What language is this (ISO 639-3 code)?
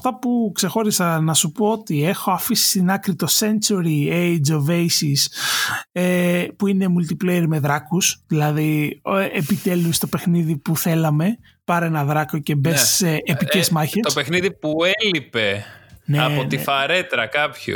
ell